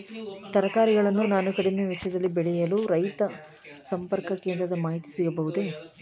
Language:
Kannada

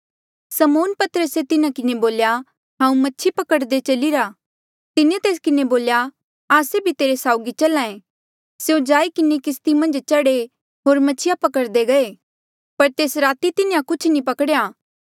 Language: Mandeali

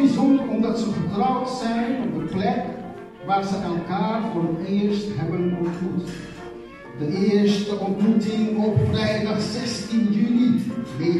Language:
Dutch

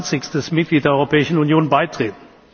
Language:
German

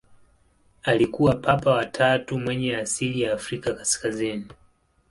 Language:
Swahili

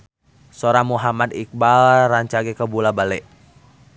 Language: Sundanese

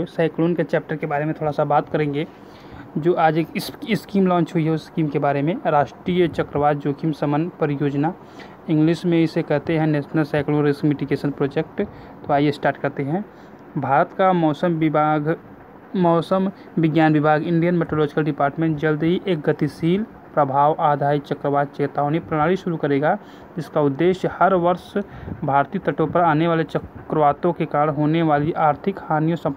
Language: Hindi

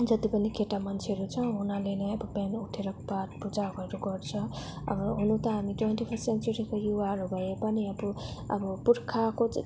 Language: Nepali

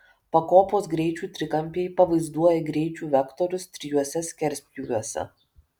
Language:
Lithuanian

